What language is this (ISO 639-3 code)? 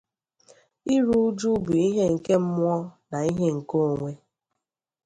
ibo